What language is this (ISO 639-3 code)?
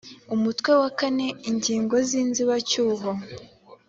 kin